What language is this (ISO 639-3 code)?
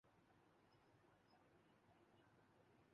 urd